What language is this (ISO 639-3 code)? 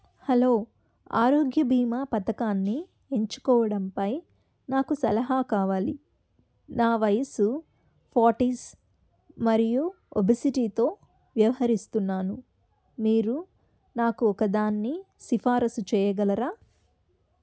tel